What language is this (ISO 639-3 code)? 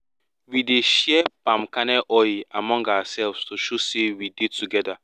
pcm